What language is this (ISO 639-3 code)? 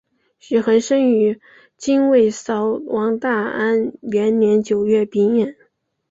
zho